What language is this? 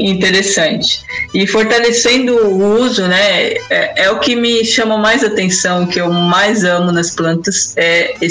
Portuguese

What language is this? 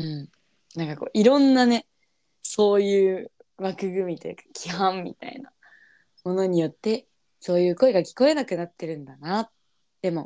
Japanese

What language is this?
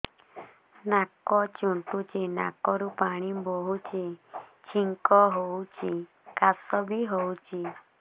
Odia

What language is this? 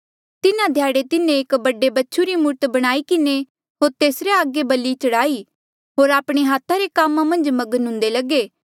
Mandeali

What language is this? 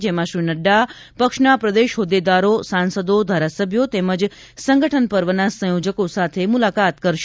Gujarati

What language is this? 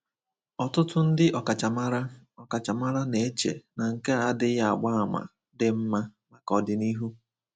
Igbo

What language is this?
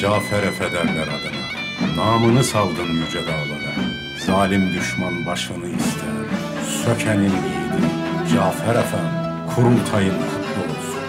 Turkish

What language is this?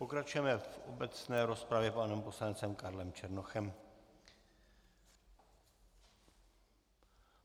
Czech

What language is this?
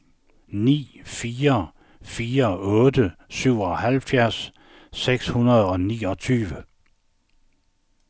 Danish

